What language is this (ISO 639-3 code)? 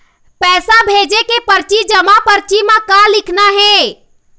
hne